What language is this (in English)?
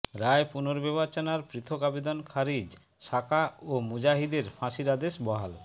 Bangla